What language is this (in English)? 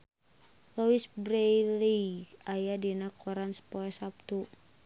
Sundanese